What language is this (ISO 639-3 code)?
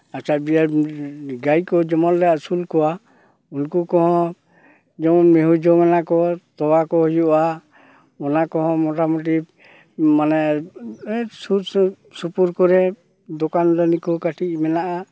sat